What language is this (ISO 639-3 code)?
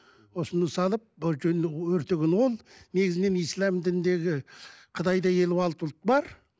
kaz